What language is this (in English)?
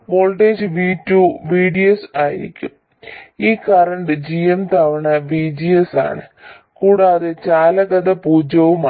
Malayalam